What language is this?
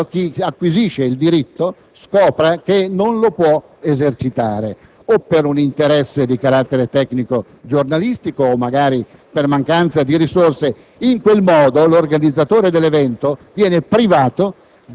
Italian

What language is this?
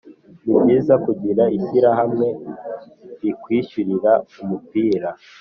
Kinyarwanda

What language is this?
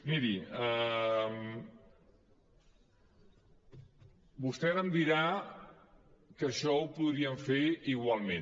Catalan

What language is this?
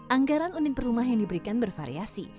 Indonesian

